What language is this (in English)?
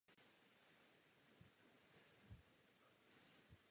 Czech